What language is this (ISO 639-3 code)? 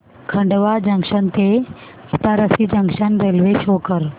mar